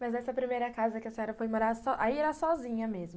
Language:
Portuguese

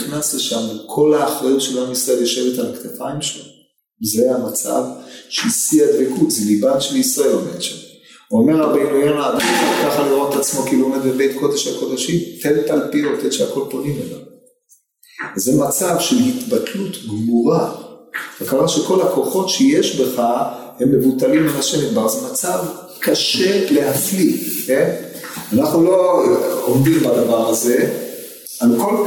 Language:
Hebrew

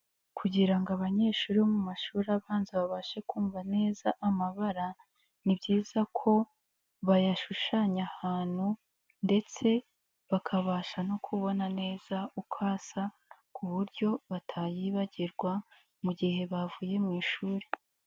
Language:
Kinyarwanda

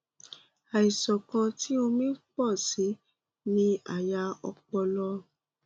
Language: Yoruba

